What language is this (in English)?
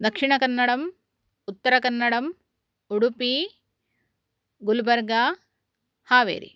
Sanskrit